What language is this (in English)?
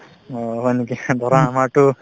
Assamese